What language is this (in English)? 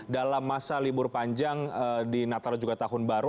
Indonesian